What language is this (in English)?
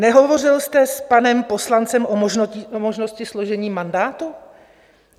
Czech